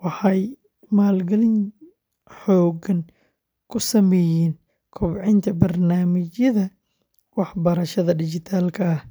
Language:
Somali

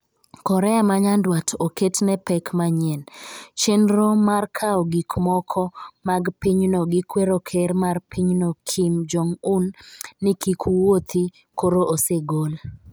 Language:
Luo (Kenya and Tanzania)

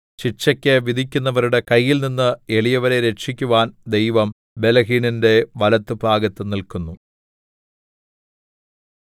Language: Malayalam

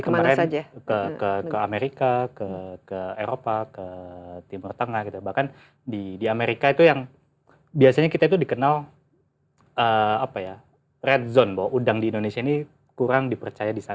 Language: Indonesian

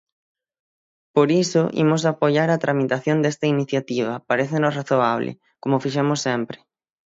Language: Galician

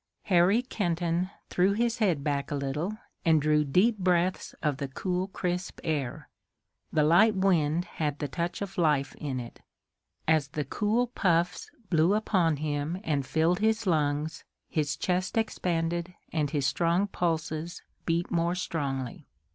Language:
English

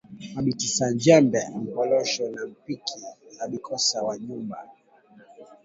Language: Swahili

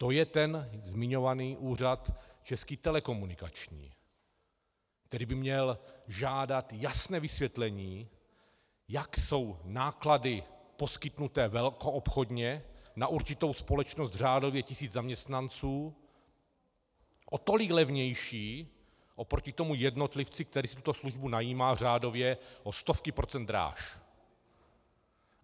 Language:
Czech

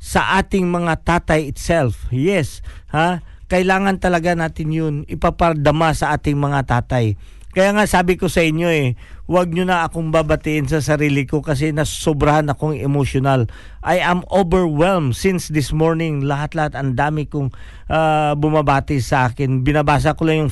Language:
Filipino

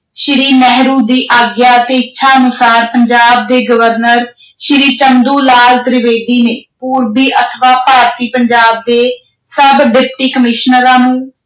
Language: Punjabi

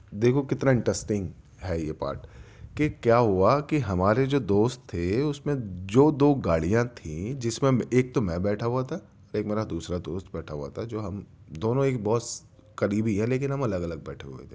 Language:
Urdu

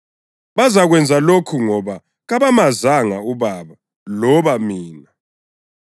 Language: North Ndebele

